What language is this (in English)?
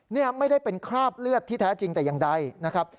Thai